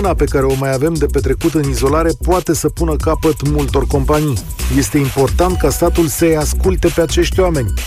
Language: Romanian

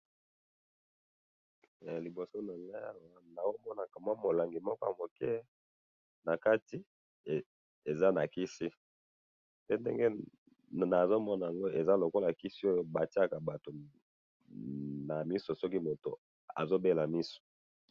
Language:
Lingala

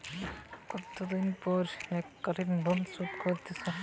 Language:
Bangla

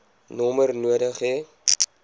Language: Afrikaans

